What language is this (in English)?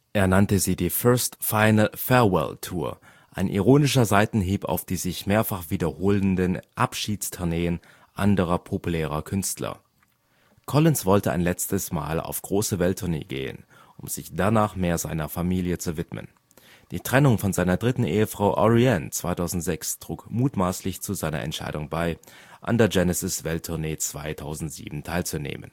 German